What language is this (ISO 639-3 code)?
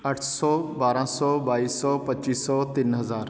pan